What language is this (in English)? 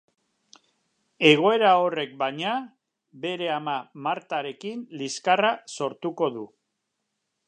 Basque